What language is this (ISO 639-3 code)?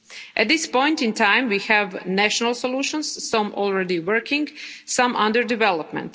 eng